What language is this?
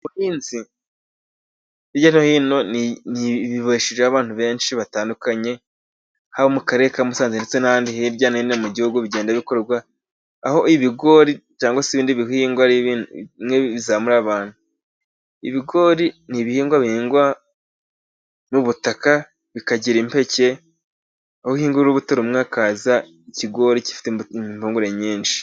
Kinyarwanda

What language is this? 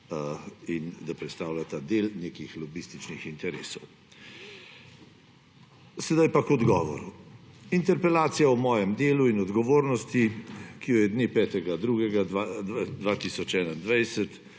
Slovenian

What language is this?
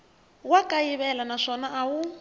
Tsonga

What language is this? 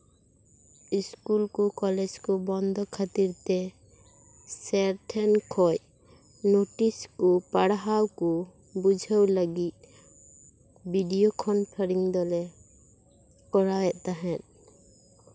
Santali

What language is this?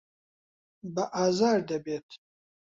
Central Kurdish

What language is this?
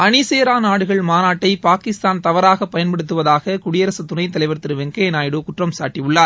Tamil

